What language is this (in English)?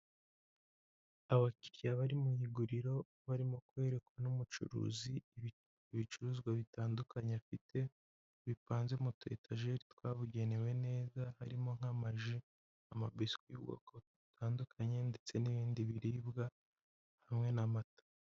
Kinyarwanda